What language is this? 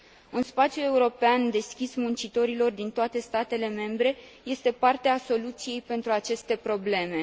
Romanian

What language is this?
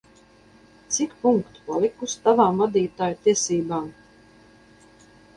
Latvian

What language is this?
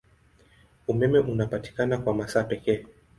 Swahili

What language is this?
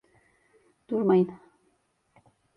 Turkish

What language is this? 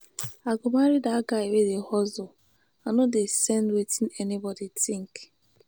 Nigerian Pidgin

